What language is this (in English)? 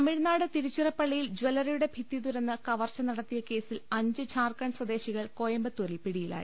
Malayalam